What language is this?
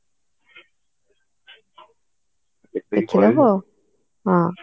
Odia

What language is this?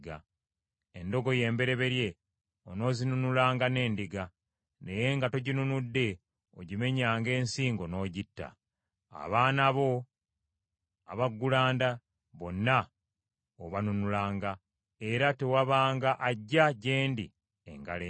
Ganda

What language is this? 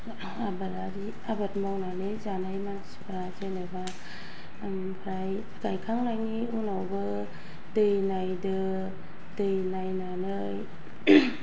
Bodo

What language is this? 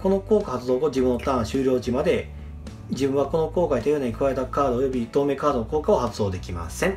Japanese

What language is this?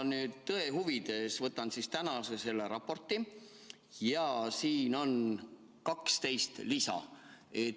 Estonian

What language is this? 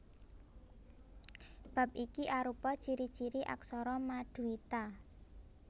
Javanese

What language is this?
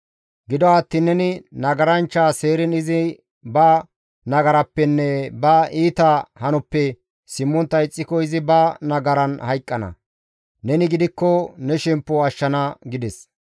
Gamo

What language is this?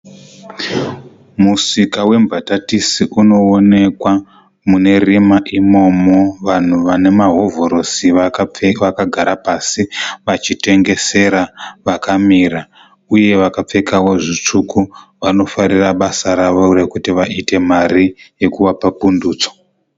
Shona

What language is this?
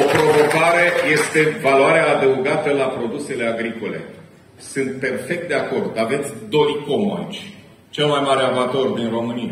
Romanian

